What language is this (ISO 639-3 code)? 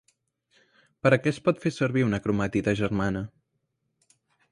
cat